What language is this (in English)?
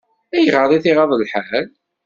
Kabyle